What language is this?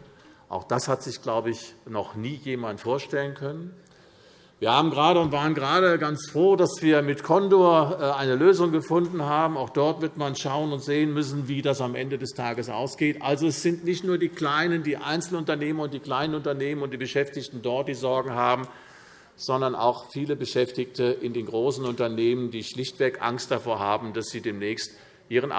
German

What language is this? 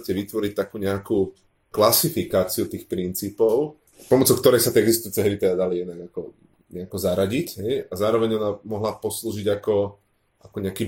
Slovak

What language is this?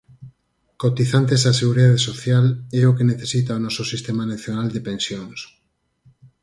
Galician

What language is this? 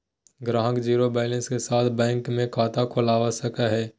Magahi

